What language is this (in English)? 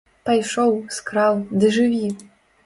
Belarusian